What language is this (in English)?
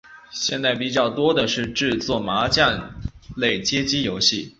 Chinese